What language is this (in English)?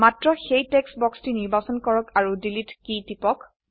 Assamese